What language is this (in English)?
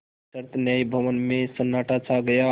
Hindi